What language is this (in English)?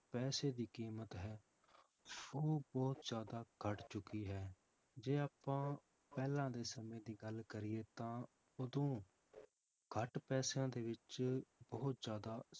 Punjabi